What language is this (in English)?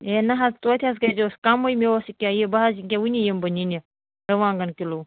Kashmiri